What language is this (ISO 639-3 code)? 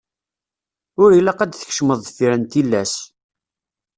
kab